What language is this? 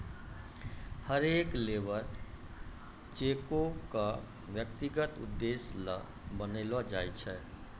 Maithili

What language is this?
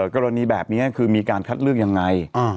Thai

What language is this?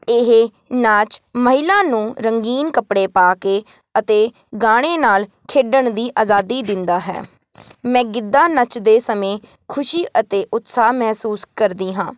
Punjabi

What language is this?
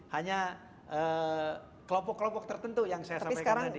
Indonesian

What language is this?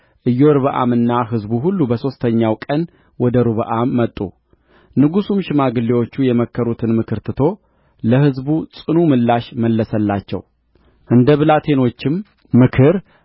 Amharic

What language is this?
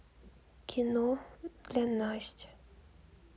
Russian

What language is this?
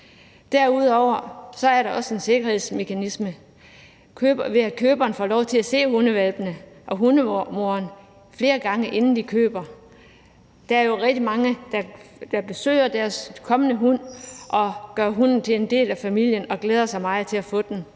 Danish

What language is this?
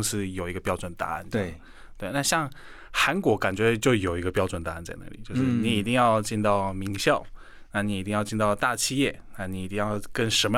Chinese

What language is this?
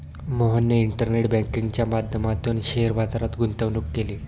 Marathi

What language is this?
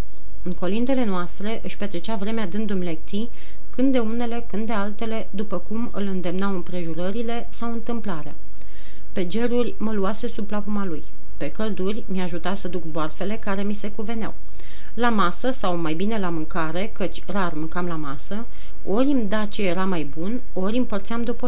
Romanian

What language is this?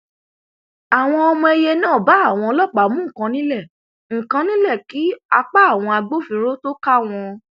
Yoruba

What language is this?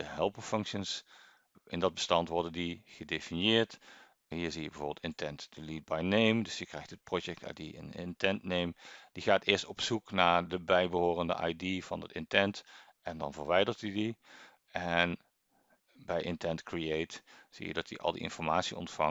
Dutch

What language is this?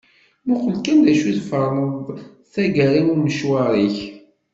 Kabyle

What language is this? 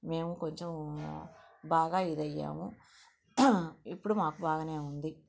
Telugu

